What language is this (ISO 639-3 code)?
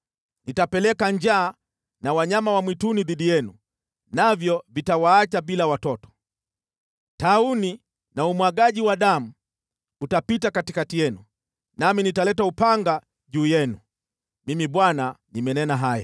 swa